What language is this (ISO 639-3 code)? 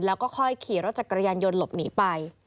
tha